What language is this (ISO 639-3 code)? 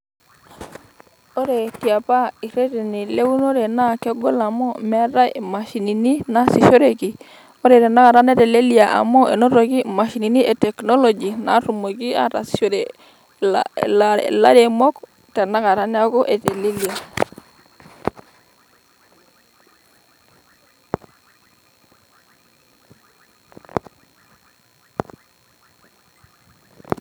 mas